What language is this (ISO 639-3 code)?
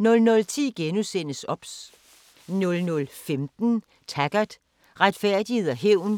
dan